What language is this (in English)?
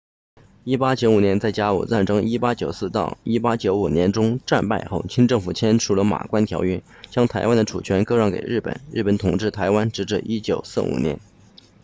Chinese